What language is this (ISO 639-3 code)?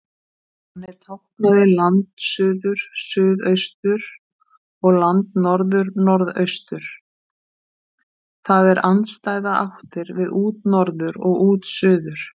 isl